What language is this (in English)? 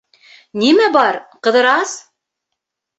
Bashkir